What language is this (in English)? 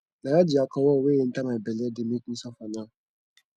Nigerian Pidgin